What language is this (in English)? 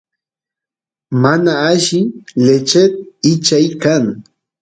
Santiago del Estero Quichua